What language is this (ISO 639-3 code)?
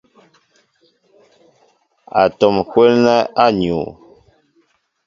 mbo